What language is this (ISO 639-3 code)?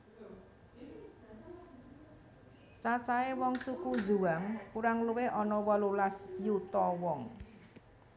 jav